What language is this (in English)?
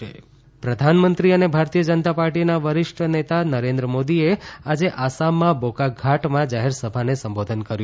Gujarati